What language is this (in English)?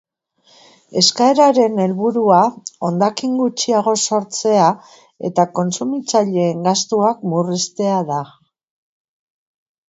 Basque